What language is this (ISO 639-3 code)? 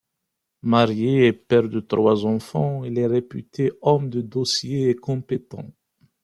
fra